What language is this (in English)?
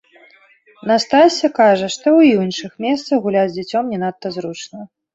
Belarusian